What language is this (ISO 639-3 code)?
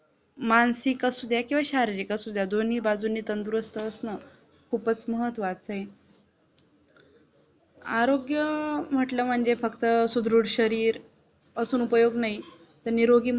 mar